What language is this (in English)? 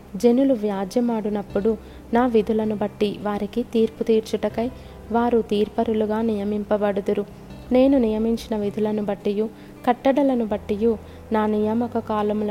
Telugu